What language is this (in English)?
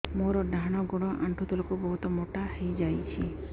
Odia